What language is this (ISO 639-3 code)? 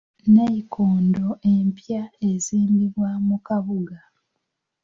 lug